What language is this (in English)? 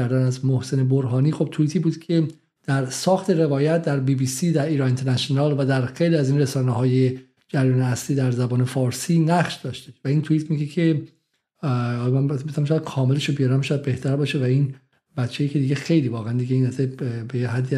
Persian